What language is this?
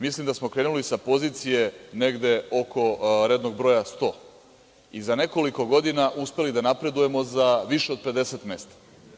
Serbian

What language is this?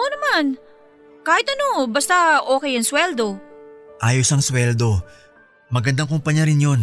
Filipino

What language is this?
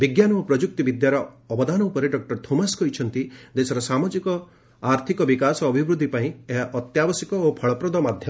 Odia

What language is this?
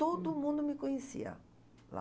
Portuguese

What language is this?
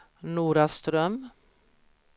Swedish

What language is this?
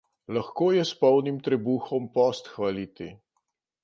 Slovenian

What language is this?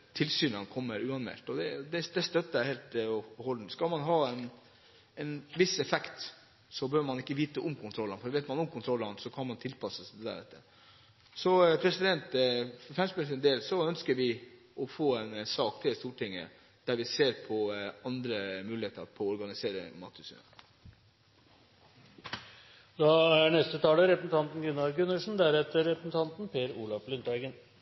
Norwegian Bokmål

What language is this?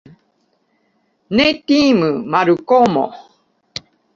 Esperanto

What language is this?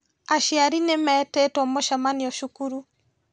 Kikuyu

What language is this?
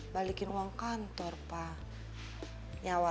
Indonesian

